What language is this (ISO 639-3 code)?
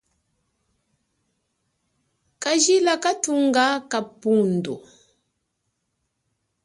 cjk